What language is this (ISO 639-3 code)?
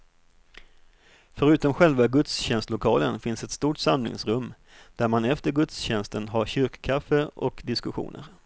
swe